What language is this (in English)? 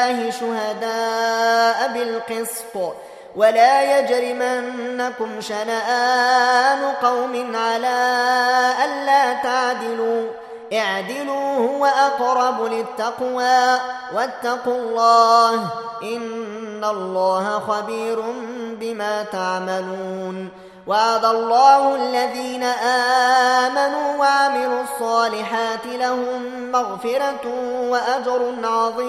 Arabic